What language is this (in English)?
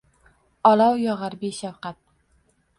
Uzbek